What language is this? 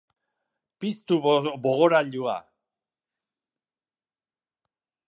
Basque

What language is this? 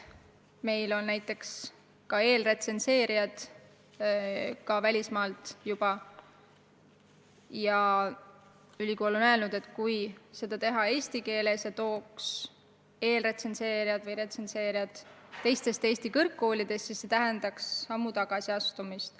Estonian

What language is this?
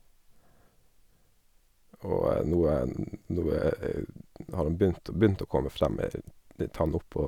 Norwegian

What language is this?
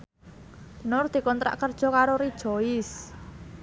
Javanese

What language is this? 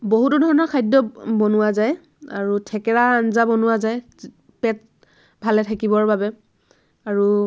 Assamese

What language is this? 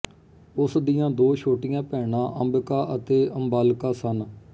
Punjabi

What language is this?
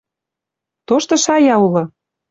Western Mari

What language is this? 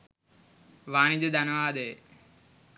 Sinhala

